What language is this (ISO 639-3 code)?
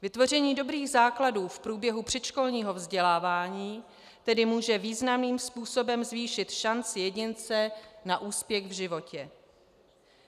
ces